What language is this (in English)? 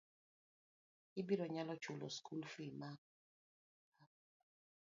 Luo (Kenya and Tanzania)